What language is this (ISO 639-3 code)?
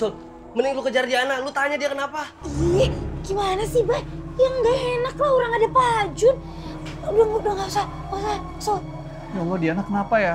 ind